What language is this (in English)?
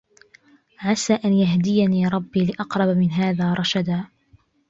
Arabic